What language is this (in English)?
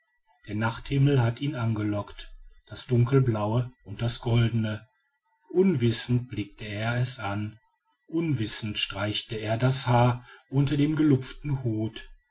German